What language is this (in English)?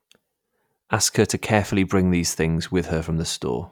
English